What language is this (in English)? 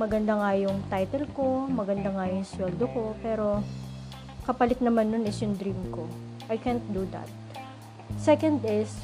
Filipino